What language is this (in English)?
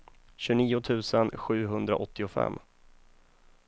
Swedish